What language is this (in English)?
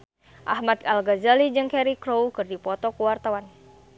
Sundanese